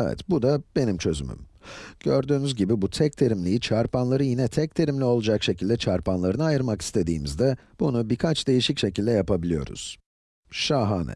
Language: Turkish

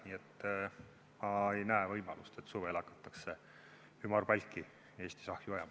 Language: Estonian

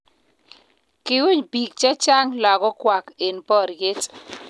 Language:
Kalenjin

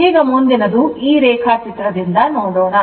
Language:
Kannada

